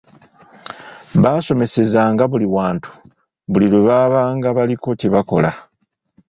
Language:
Ganda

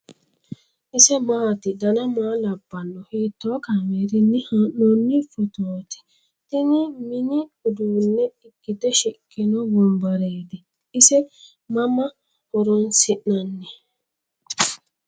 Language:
Sidamo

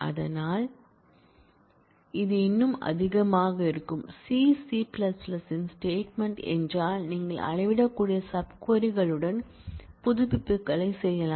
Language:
Tamil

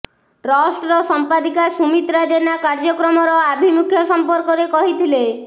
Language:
Odia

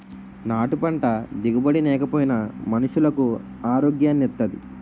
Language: Telugu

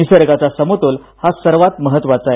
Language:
Marathi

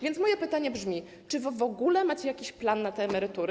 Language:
Polish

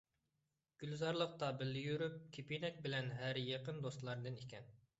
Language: Uyghur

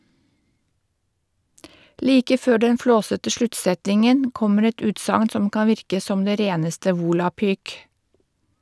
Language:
Norwegian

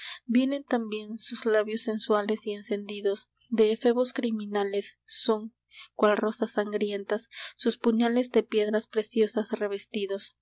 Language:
Spanish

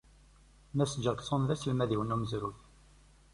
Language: Kabyle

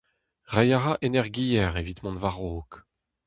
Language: Breton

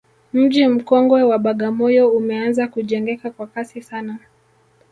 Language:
Swahili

